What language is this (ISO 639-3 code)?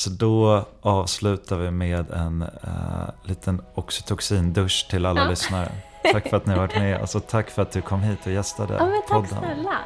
swe